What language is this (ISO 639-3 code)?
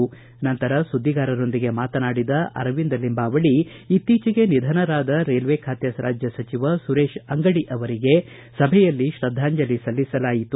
kan